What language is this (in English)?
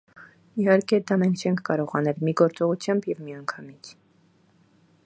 Armenian